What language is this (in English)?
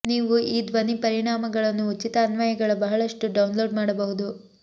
Kannada